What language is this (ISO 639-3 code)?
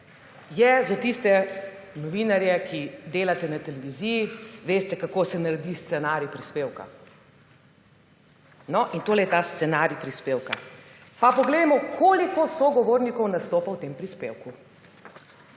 slv